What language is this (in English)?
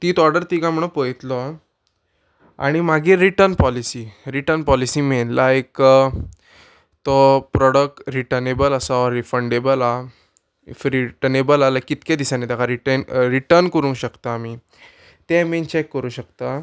Konkani